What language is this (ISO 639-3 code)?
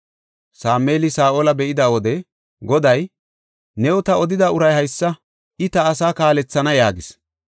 gof